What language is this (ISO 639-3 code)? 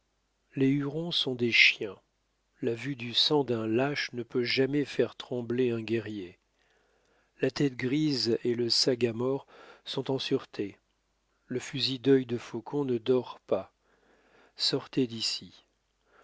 fra